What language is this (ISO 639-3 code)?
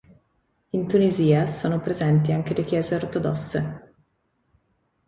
ita